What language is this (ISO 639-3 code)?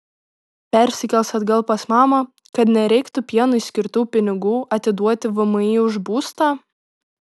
lit